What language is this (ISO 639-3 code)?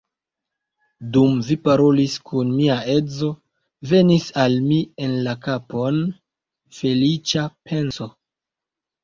epo